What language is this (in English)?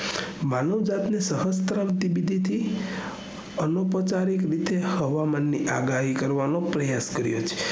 Gujarati